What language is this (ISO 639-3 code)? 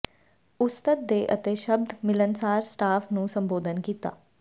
pan